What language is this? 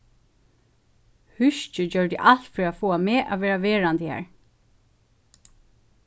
Faroese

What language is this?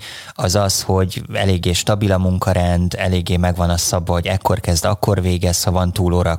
Hungarian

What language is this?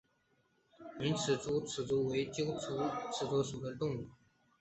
Chinese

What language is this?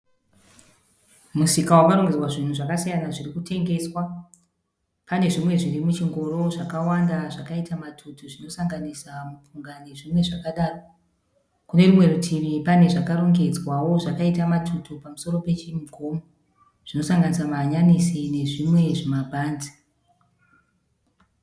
Shona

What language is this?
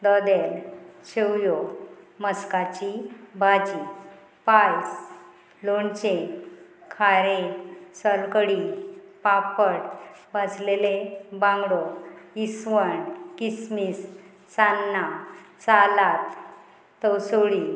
Konkani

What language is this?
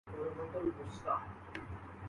Urdu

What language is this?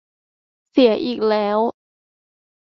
Thai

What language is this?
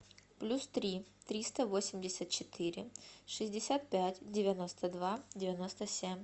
Russian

